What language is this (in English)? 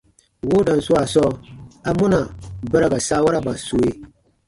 Baatonum